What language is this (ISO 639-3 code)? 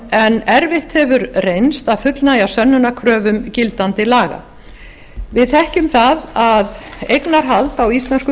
isl